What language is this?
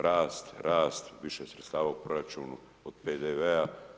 Croatian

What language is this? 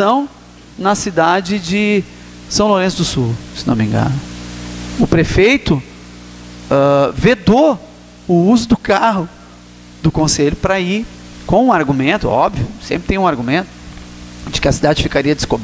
Portuguese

